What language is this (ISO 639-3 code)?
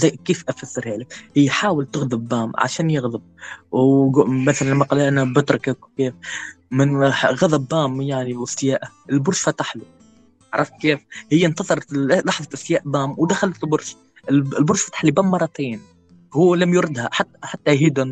ara